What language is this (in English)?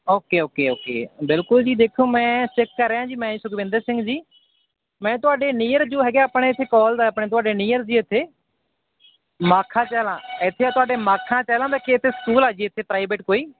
Punjabi